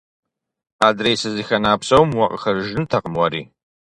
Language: Kabardian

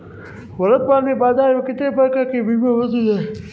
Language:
Hindi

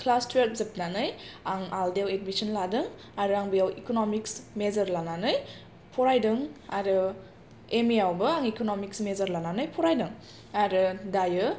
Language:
Bodo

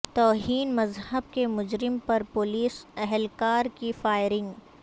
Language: Urdu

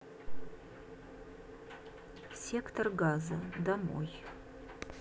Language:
Russian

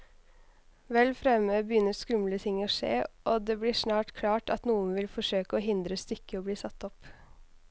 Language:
Norwegian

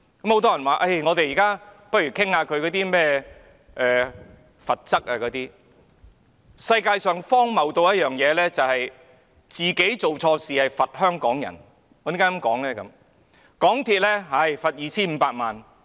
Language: Cantonese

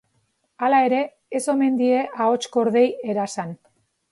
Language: Basque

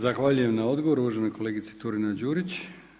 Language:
Croatian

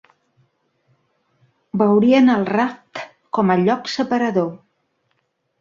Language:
Catalan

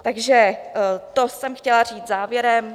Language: Czech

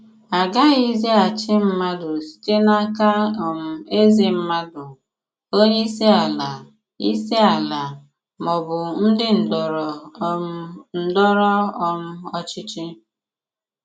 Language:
Igbo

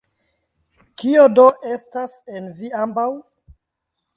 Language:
Esperanto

